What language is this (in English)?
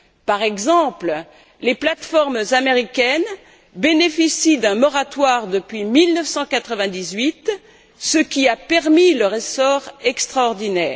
French